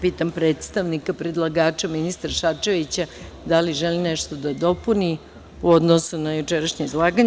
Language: Serbian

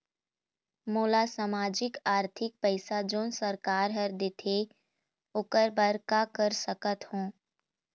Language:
Chhattisgarhi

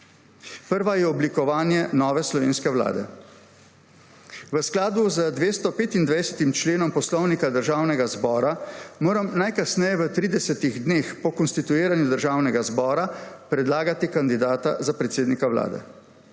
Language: Slovenian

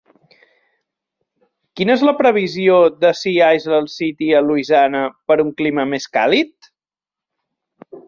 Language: Catalan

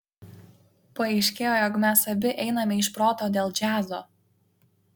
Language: Lithuanian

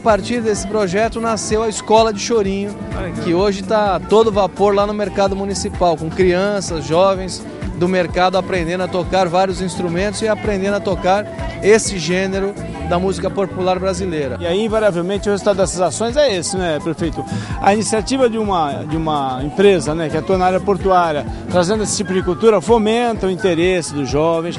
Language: Portuguese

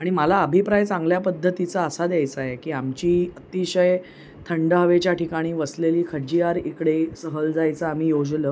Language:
Marathi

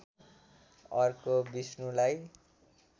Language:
Nepali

